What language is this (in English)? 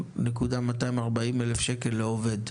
Hebrew